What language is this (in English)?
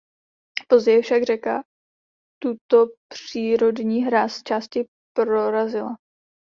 Czech